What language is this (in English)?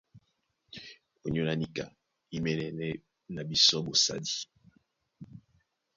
Duala